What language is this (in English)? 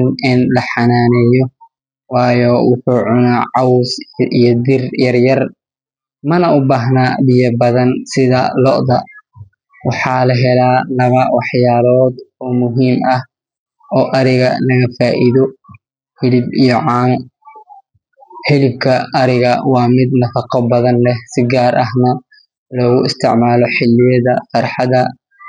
Somali